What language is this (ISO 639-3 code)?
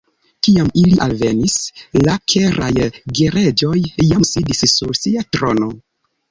epo